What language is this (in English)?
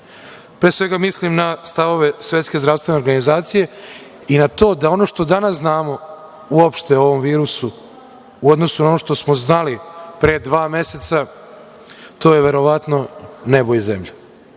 Serbian